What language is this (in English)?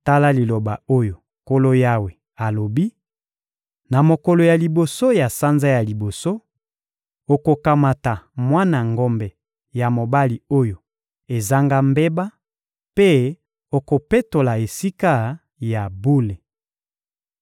Lingala